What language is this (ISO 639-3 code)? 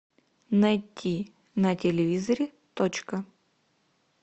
rus